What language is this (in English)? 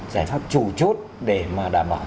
Vietnamese